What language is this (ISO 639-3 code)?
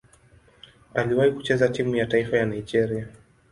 swa